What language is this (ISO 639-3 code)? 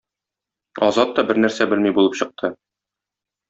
tat